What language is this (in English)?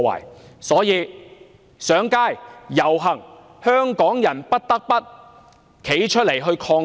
Cantonese